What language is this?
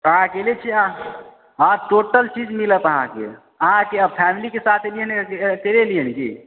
Maithili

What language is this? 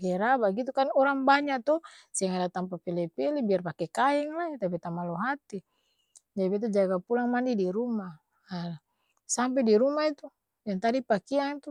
Ambonese Malay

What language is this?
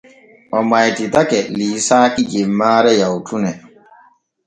Borgu Fulfulde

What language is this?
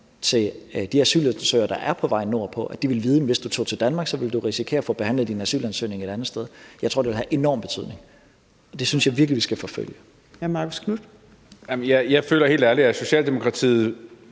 Danish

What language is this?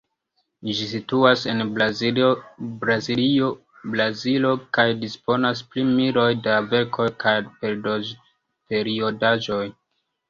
Esperanto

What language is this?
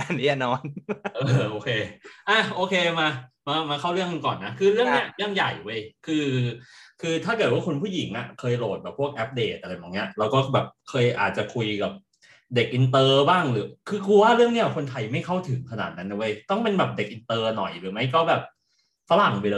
Thai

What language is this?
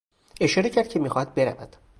Persian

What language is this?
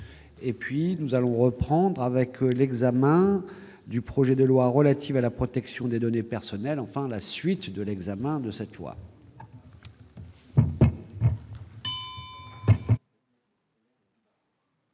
French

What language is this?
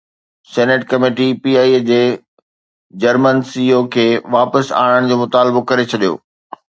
Sindhi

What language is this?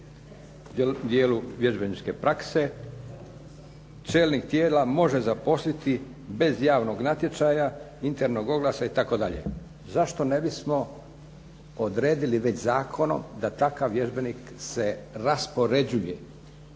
Croatian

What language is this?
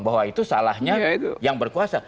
Indonesian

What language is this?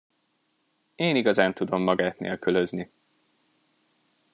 Hungarian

